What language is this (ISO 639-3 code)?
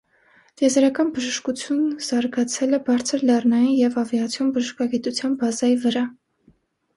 hye